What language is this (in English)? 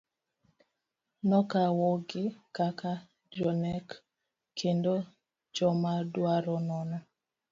Luo (Kenya and Tanzania)